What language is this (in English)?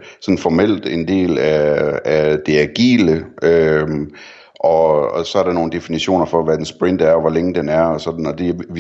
Danish